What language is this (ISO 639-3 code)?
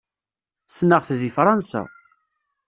kab